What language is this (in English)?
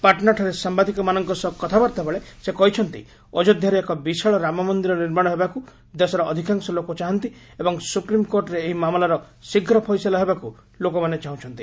Odia